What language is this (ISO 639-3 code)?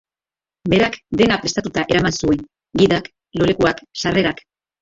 eus